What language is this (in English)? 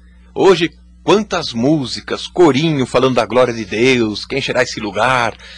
Portuguese